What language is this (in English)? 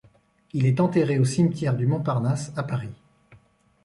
French